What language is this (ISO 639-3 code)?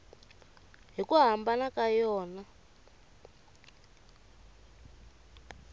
tso